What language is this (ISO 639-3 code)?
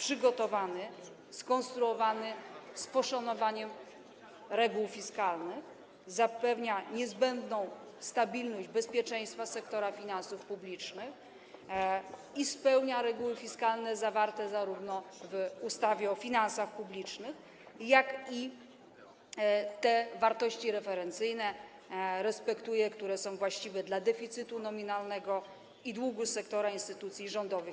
pol